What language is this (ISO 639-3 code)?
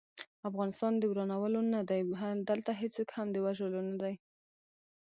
pus